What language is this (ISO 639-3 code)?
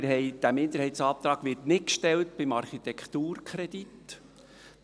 gsw